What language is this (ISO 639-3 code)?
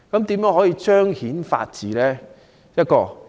yue